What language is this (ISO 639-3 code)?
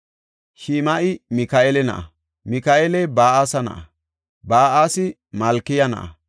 gof